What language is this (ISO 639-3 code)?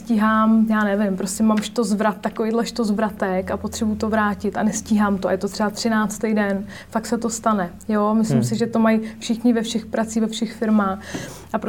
ces